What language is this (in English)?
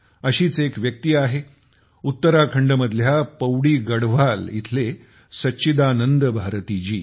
Marathi